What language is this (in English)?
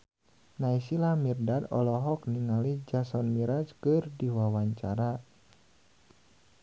Sundanese